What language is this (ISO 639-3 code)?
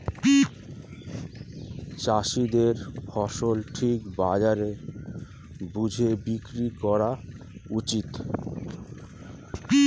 ben